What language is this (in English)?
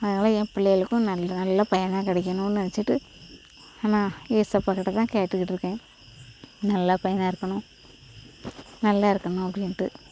Tamil